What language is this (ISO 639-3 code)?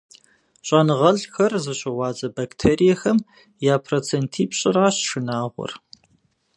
kbd